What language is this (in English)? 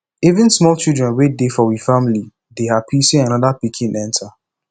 Nigerian Pidgin